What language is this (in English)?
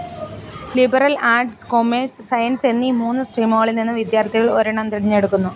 Malayalam